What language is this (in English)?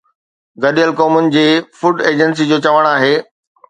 Sindhi